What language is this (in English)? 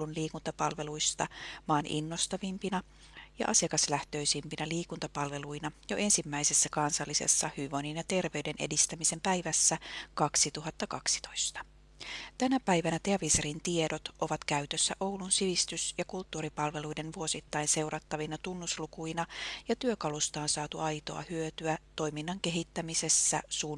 Finnish